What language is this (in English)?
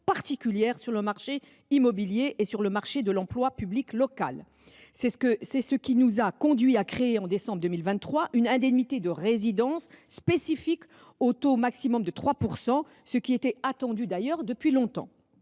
French